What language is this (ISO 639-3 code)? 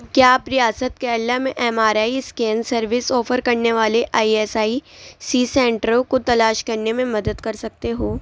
urd